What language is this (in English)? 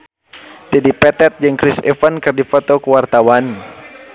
Sundanese